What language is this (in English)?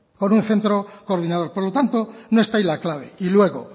Spanish